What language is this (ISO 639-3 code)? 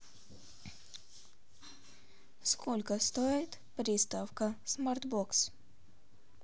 rus